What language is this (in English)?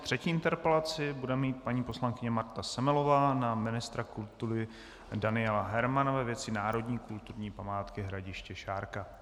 Czech